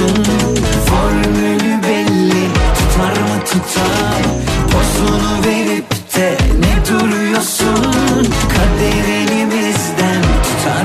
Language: Turkish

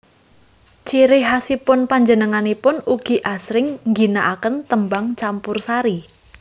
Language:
Javanese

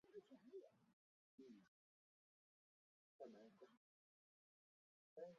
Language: Chinese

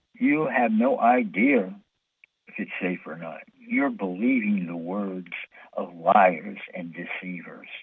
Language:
English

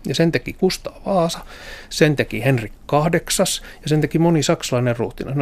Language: Finnish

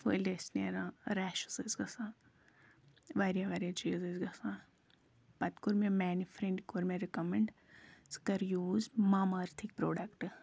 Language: Kashmiri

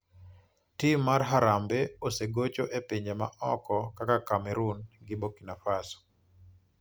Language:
Luo (Kenya and Tanzania)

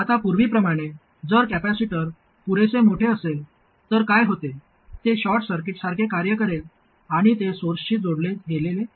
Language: Marathi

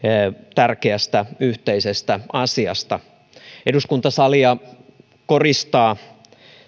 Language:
Finnish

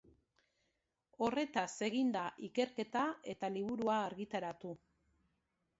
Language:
Basque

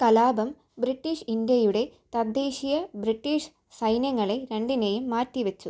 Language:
Malayalam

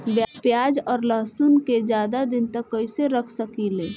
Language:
Bhojpuri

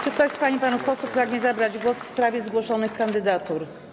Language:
Polish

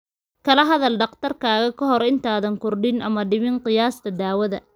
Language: Somali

